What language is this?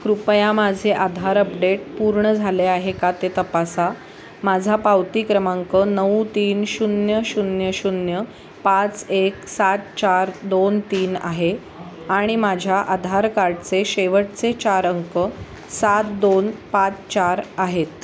Marathi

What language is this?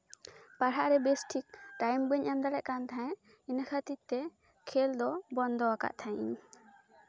Santali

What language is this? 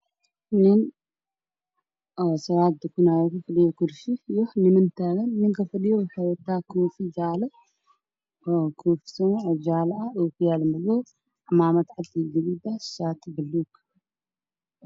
Somali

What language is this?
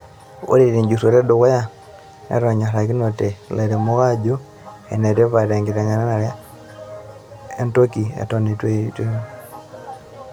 Masai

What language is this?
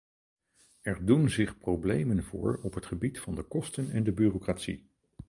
Dutch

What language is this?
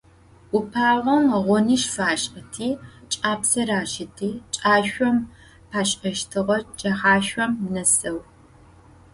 Adyghe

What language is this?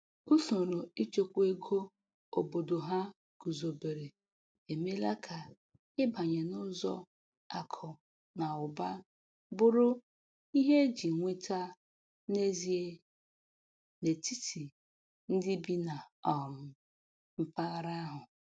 Igbo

